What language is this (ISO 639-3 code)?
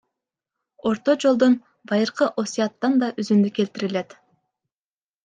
kir